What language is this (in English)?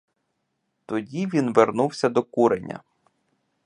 Ukrainian